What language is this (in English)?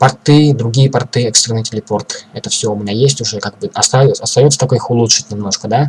Russian